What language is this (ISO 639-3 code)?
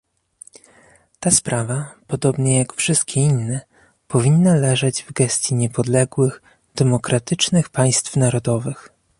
pol